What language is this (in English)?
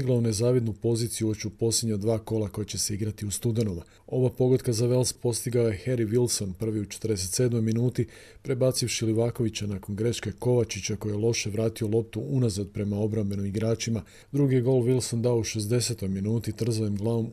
Croatian